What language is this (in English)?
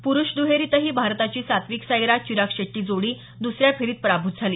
Marathi